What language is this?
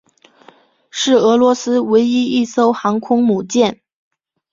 Chinese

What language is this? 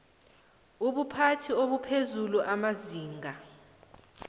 South Ndebele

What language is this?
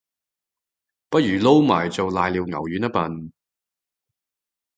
Cantonese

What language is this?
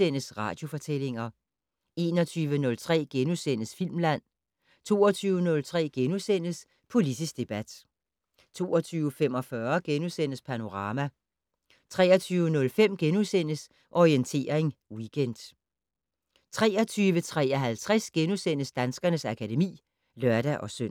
Danish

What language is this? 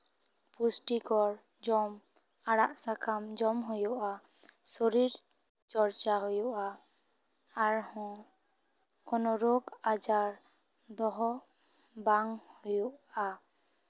Santali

